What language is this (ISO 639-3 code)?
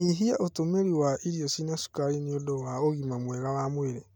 kik